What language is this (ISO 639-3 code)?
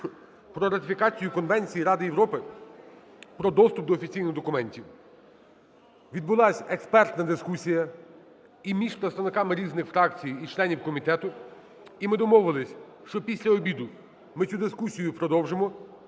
ukr